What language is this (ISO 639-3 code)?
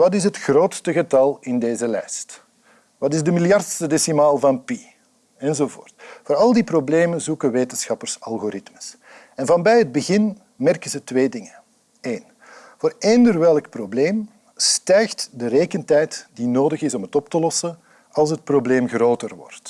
nld